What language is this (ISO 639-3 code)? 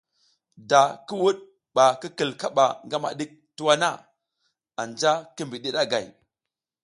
giz